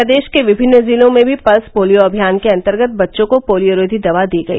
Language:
Hindi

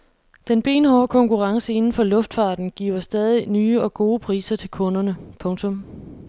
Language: Danish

